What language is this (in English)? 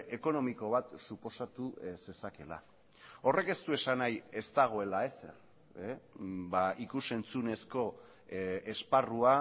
Basque